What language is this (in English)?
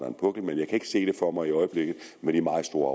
Danish